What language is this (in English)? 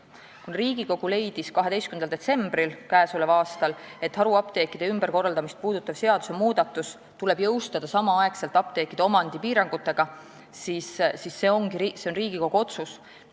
Estonian